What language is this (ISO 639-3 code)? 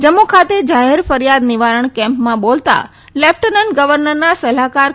guj